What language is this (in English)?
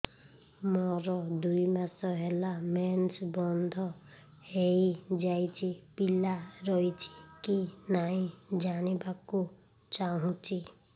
Odia